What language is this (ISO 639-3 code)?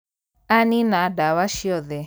kik